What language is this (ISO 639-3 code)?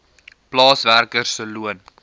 afr